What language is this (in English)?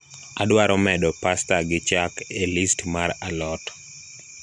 Luo (Kenya and Tanzania)